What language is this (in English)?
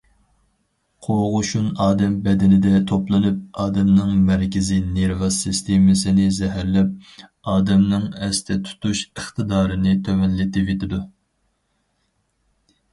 Uyghur